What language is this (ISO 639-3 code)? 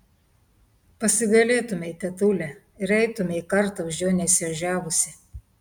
lit